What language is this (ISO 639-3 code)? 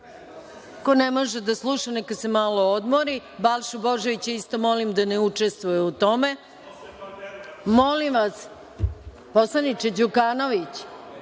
srp